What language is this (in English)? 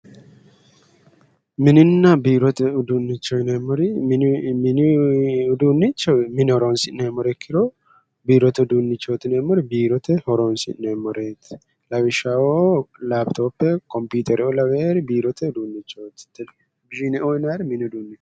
Sidamo